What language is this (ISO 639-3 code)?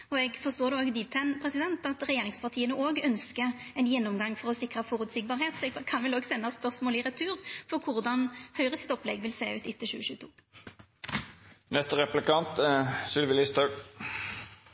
nor